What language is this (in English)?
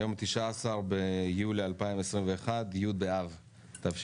Hebrew